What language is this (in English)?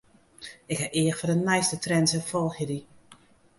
Western Frisian